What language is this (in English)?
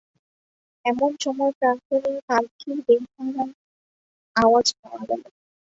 Bangla